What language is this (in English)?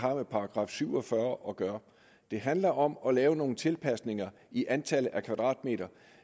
Danish